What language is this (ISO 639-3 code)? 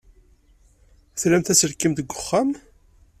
kab